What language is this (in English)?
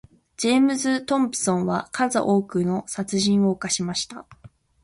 Japanese